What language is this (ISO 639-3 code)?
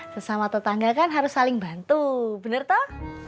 ind